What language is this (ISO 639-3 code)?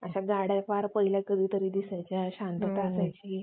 mar